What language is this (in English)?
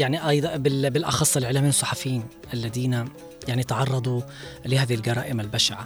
Arabic